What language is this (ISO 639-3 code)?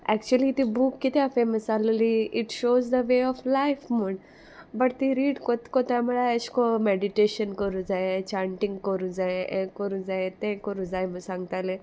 kok